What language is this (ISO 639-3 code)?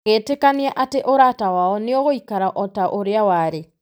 kik